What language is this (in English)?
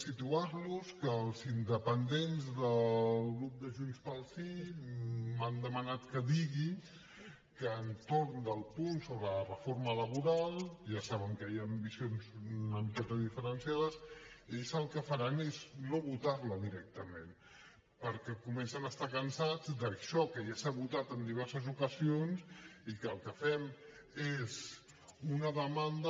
Catalan